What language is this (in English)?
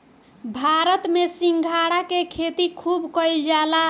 Bhojpuri